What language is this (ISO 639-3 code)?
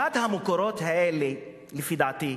heb